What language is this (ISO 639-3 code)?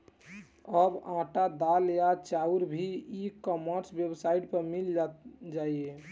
bho